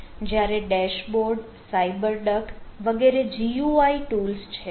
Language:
Gujarati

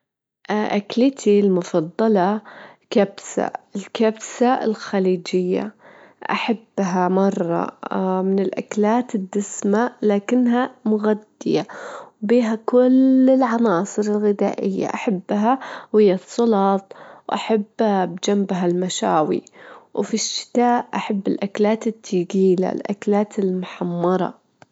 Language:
Gulf Arabic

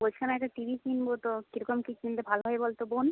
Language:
Bangla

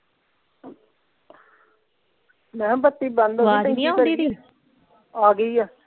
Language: Punjabi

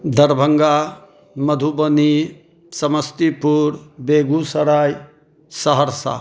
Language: Maithili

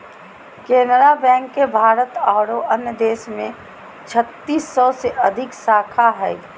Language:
Magahi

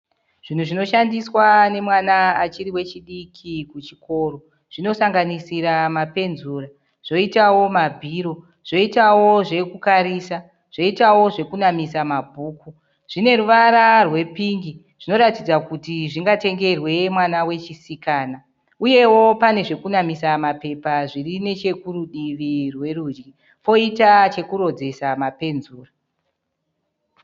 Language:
Shona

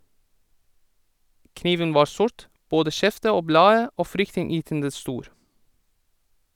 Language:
Norwegian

